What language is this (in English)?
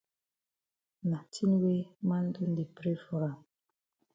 Cameroon Pidgin